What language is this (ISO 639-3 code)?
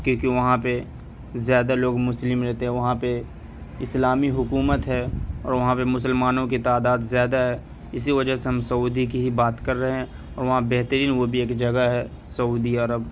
urd